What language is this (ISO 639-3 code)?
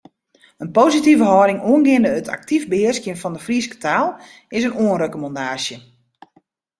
fry